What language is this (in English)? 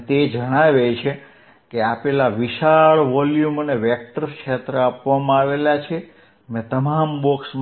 Gujarati